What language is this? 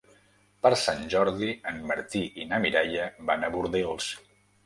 Catalan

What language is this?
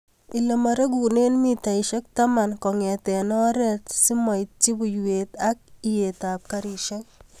Kalenjin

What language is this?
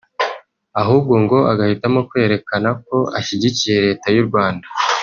Kinyarwanda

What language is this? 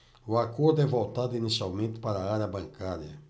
Portuguese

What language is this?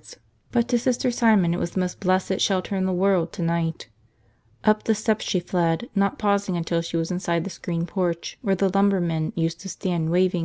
English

